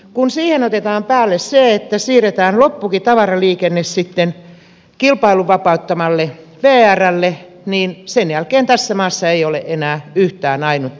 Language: Finnish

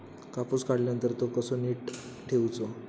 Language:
Marathi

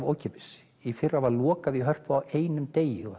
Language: Icelandic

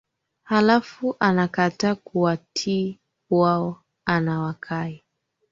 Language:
Swahili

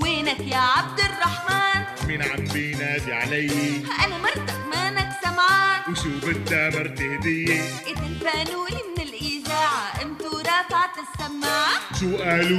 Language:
Arabic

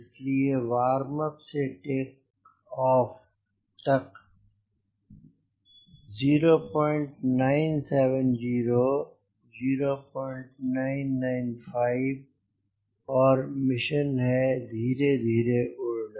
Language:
Hindi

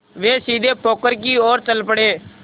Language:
Hindi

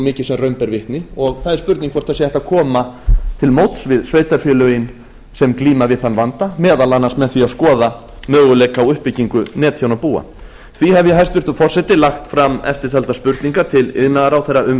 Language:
Icelandic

